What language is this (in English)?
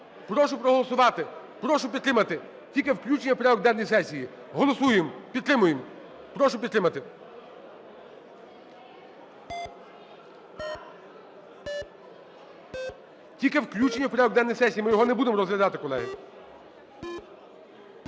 Ukrainian